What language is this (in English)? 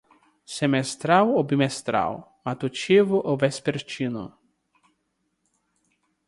Portuguese